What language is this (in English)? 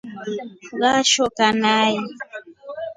Rombo